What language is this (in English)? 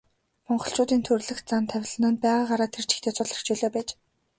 Mongolian